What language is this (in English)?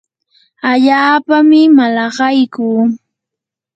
Yanahuanca Pasco Quechua